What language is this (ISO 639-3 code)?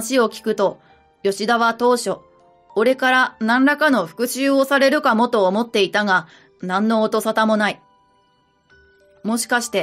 jpn